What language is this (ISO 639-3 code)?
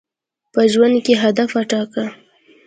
pus